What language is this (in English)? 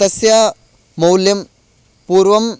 Sanskrit